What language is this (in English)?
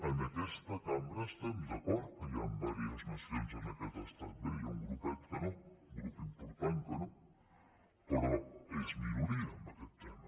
Catalan